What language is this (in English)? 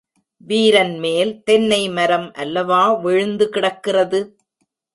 Tamil